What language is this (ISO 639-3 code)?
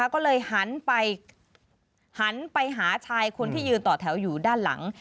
tha